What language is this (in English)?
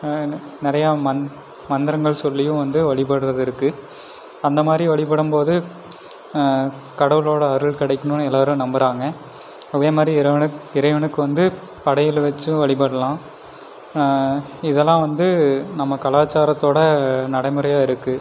Tamil